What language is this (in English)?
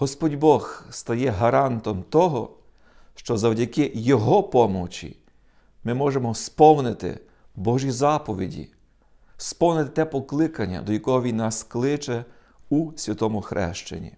Ukrainian